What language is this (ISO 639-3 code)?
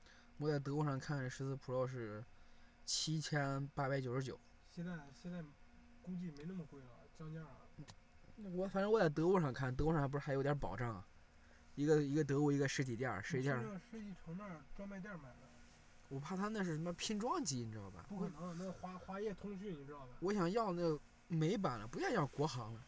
zho